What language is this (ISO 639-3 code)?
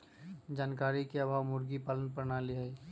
mag